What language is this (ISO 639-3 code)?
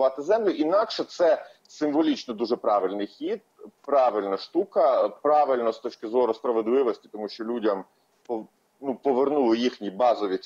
ukr